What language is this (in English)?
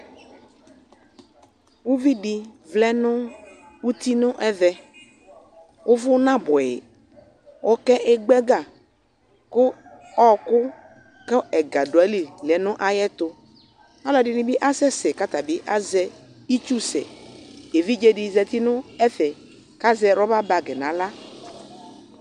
Ikposo